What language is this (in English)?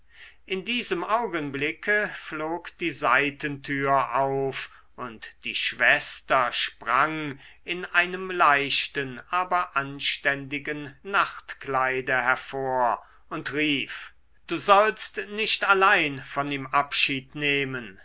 German